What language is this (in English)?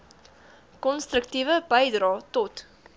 Afrikaans